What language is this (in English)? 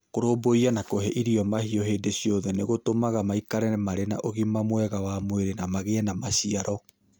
Kikuyu